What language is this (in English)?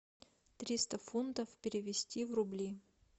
Russian